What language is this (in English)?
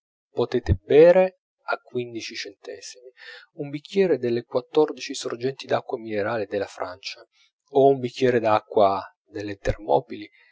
Italian